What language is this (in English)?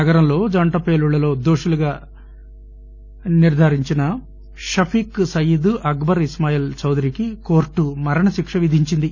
Telugu